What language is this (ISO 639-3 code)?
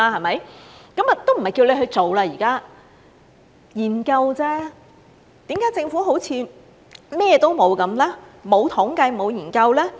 yue